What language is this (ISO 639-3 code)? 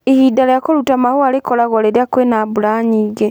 kik